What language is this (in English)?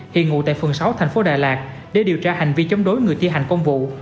Vietnamese